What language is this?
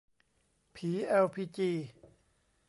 Thai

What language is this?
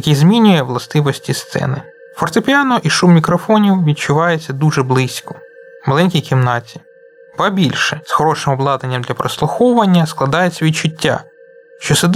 Ukrainian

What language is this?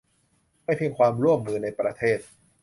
Thai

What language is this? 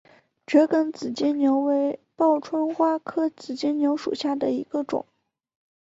Chinese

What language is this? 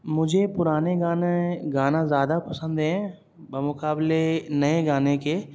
Urdu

